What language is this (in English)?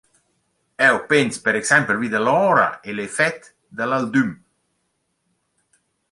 Romansh